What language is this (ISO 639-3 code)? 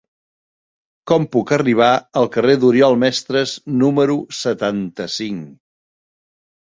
cat